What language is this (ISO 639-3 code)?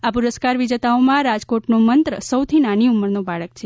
guj